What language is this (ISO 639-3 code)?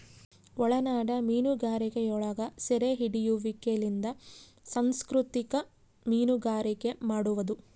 kan